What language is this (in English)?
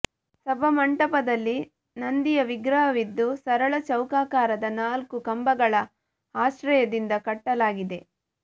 Kannada